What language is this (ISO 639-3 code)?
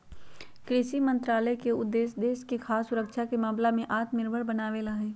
mag